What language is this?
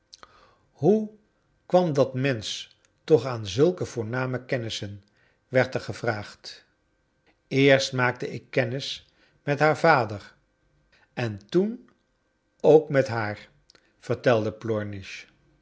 Dutch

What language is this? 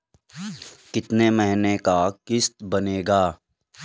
Bhojpuri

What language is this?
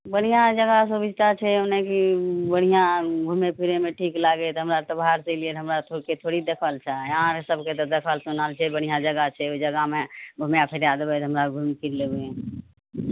Maithili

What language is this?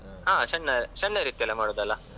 Kannada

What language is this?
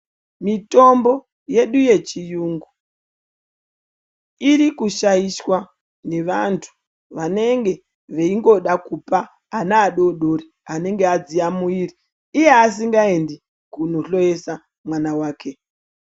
Ndau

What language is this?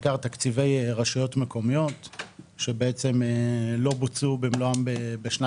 Hebrew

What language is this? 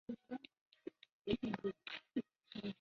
Chinese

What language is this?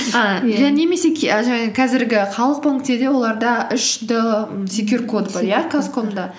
Kazakh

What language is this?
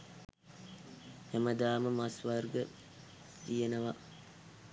Sinhala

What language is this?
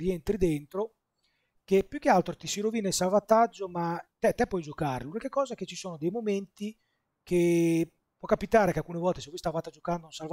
Italian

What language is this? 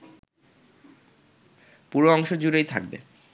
Bangla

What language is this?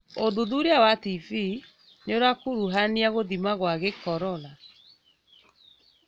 Kikuyu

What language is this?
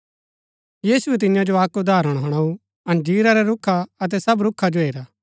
Gaddi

